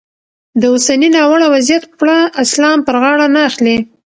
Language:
Pashto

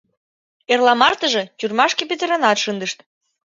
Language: Mari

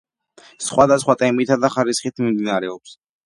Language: Georgian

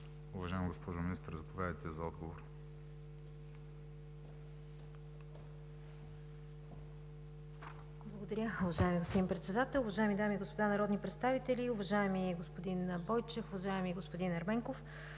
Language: Bulgarian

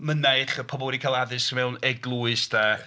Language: Welsh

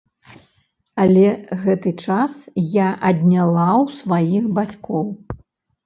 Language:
Belarusian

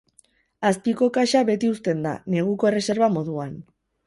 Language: Basque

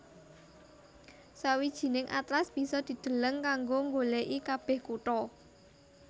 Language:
Javanese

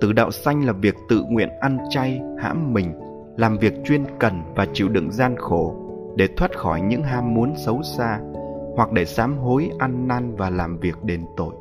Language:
Vietnamese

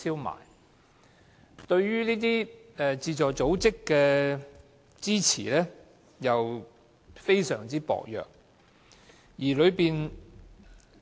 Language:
Cantonese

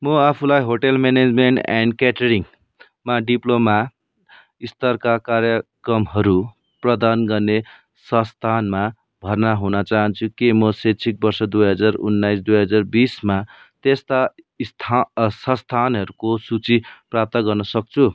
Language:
Nepali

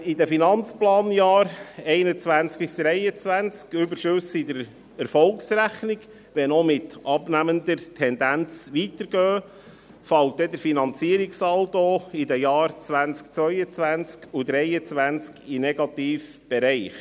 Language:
Swiss German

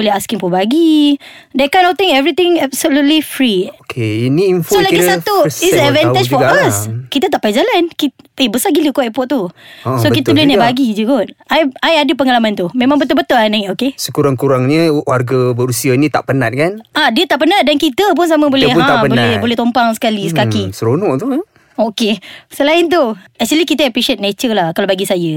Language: Malay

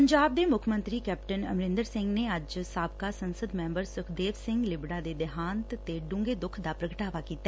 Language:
Punjabi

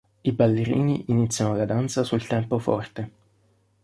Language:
Italian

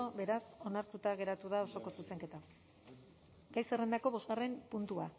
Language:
Basque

